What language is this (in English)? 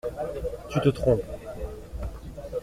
French